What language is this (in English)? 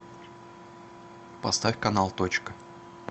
Russian